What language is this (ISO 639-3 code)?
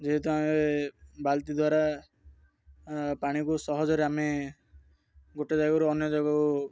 ori